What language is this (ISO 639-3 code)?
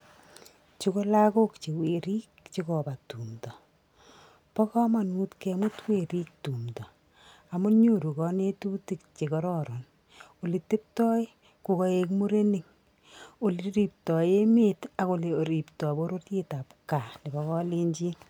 kln